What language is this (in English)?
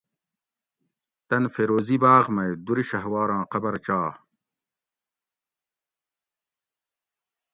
Gawri